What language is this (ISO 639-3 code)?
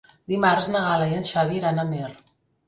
cat